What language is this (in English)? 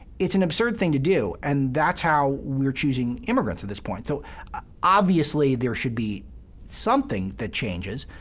English